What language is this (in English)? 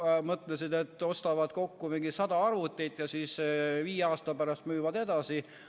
Estonian